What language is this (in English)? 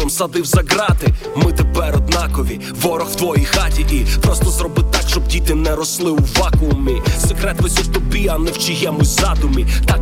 Ukrainian